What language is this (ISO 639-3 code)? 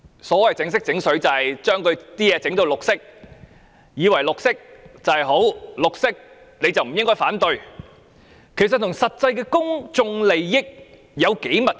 yue